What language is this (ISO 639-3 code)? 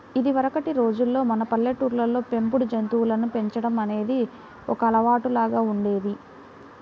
tel